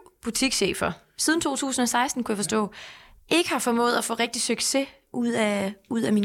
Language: Danish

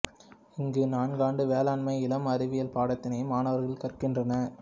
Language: Tamil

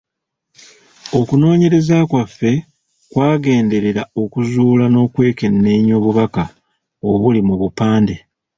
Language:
Ganda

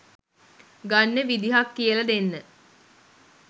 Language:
Sinhala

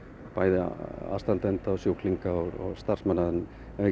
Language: Icelandic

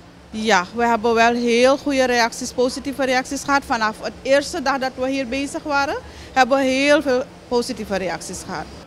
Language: Dutch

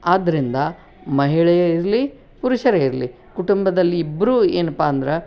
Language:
Kannada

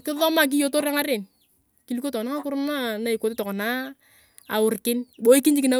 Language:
Turkana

